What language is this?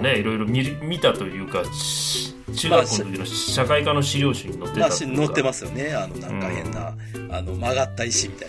Japanese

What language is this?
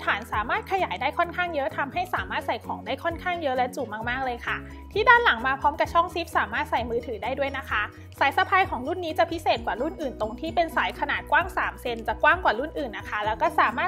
Thai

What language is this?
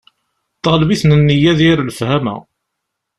Kabyle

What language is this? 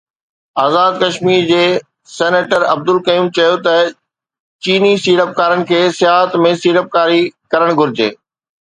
Sindhi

